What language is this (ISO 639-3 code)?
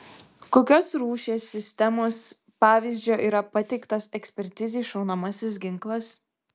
lit